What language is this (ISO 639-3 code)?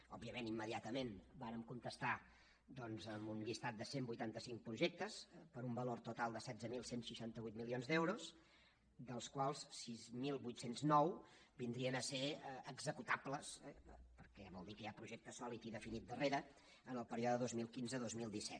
cat